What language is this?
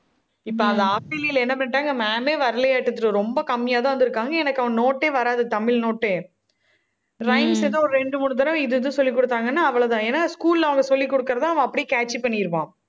Tamil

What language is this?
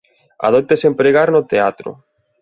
Galician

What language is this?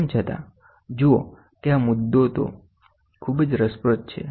Gujarati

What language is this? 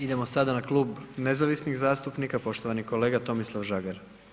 Croatian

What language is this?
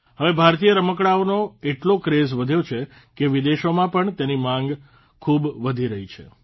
Gujarati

